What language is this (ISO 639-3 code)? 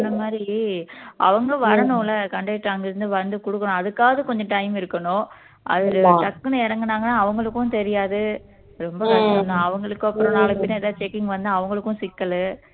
tam